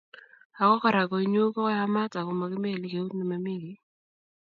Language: Kalenjin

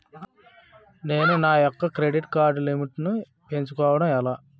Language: Telugu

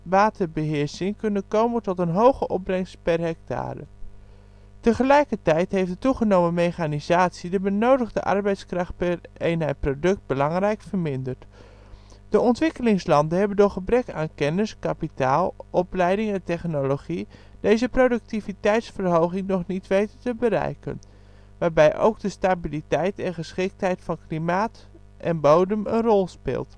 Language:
Dutch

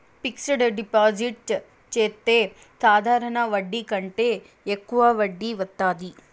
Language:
Telugu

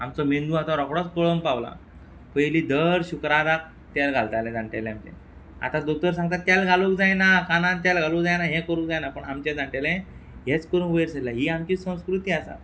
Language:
Konkani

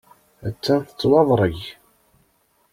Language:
Kabyle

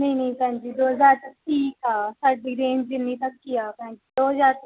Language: Punjabi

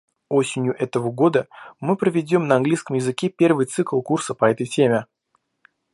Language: Russian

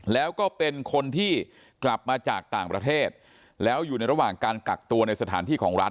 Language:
Thai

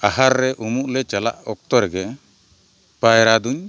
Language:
Santali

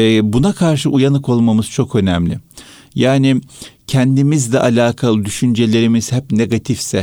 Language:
Turkish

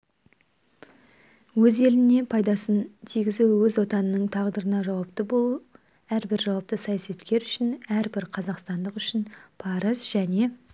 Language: Kazakh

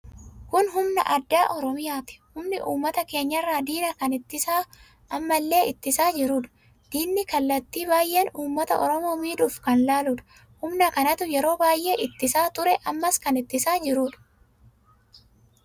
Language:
Oromo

